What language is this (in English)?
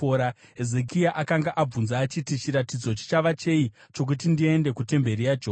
Shona